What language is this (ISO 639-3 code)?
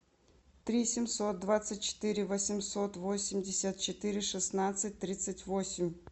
rus